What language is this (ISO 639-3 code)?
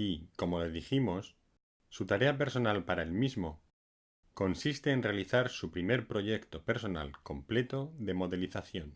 spa